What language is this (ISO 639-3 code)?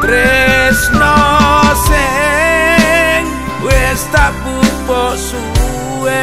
ind